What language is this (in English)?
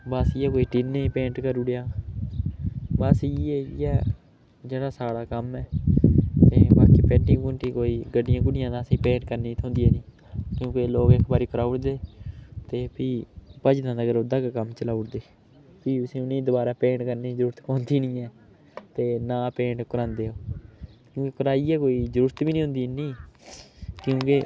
Dogri